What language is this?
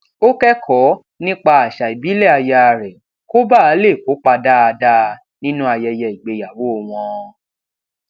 Yoruba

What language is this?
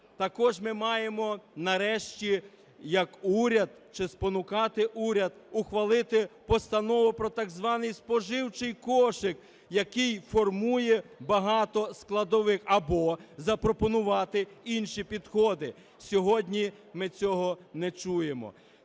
Ukrainian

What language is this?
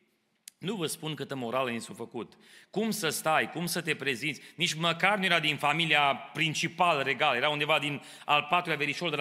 Romanian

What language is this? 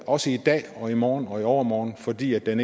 Danish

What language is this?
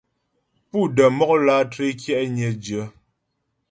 Ghomala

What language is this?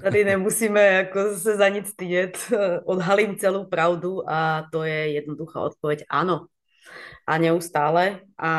Czech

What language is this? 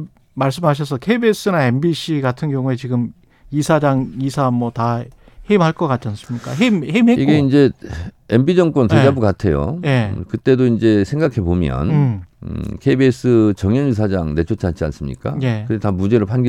Korean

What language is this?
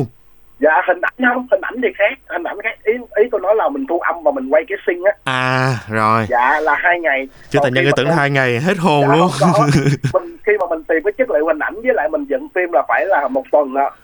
Vietnamese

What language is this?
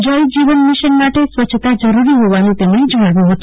Gujarati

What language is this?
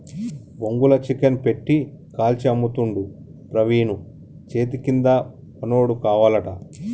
Telugu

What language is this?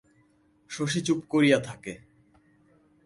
Bangla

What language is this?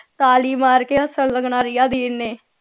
Punjabi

